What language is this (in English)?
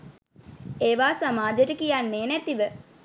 Sinhala